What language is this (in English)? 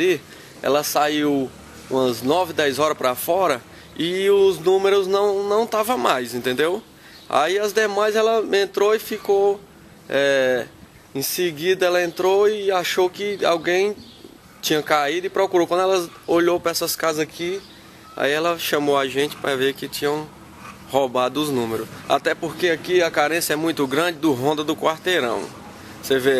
Portuguese